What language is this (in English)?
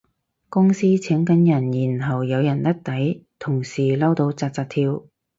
Cantonese